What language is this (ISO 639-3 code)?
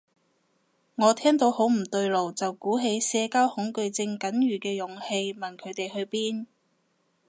yue